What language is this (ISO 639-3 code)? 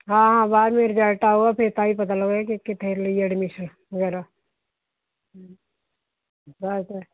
pan